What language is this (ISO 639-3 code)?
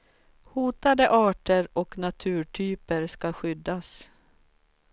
swe